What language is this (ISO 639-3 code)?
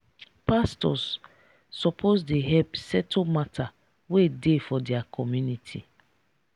pcm